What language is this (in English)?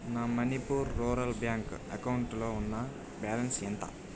Telugu